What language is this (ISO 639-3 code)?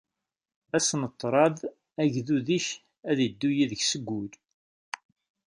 kab